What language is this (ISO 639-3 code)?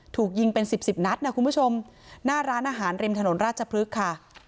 tha